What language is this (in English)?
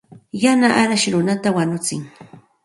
Santa Ana de Tusi Pasco Quechua